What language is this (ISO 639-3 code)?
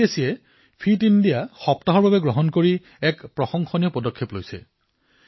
asm